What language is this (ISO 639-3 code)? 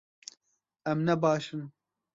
kur